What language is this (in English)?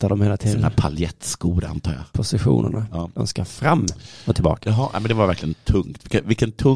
Swedish